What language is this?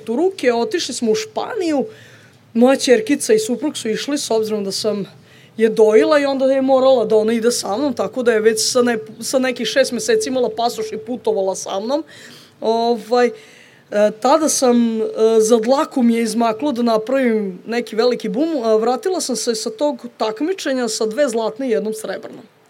Croatian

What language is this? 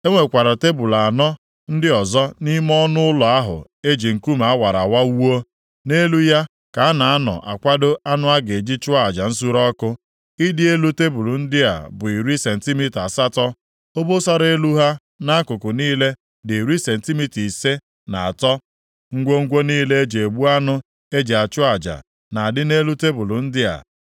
Igbo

